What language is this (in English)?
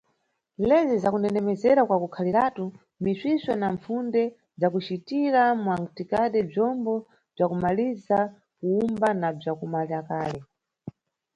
Nyungwe